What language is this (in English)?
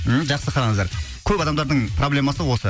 Kazakh